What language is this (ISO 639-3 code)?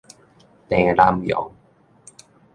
nan